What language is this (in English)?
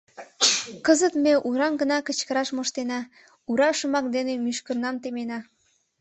Mari